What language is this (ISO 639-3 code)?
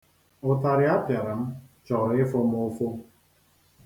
ibo